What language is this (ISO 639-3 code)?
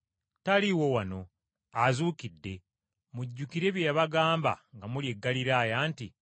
lug